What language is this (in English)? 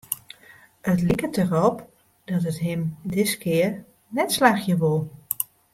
Western Frisian